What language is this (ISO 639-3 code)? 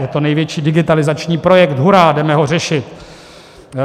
ces